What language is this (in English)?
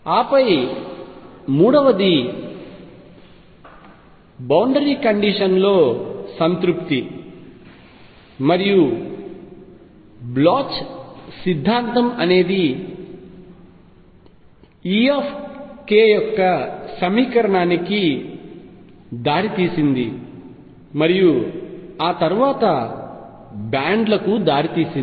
Telugu